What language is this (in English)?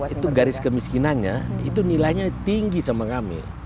Indonesian